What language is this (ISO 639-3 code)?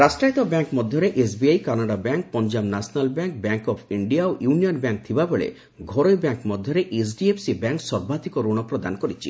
ori